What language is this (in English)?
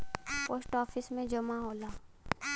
Bhojpuri